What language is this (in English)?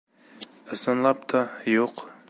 Bashkir